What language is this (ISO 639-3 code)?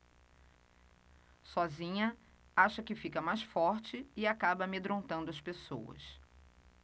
por